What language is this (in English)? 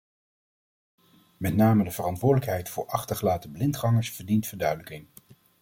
Dutch